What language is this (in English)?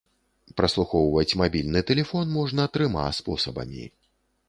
Belarusian